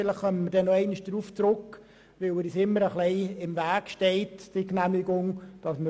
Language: Swiss German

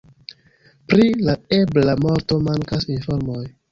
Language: Esperanto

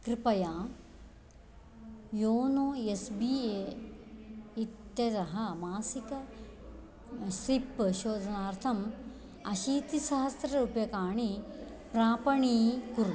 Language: Sanskrit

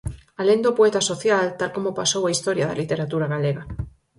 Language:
Galician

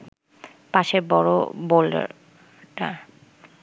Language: Bangla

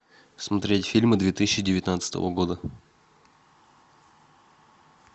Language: Russian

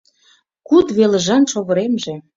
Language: Mari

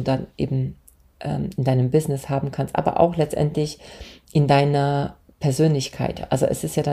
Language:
German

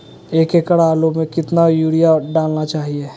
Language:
Magahi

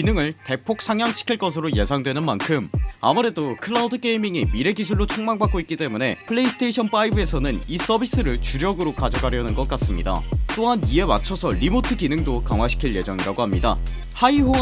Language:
Korean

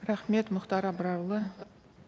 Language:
Kazakh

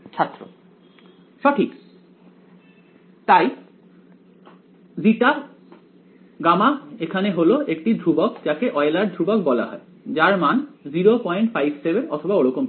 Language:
Bangla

